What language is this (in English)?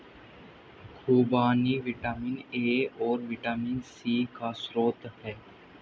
Hindi